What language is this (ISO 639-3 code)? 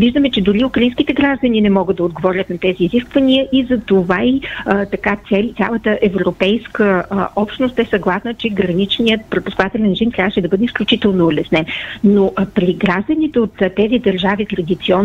bul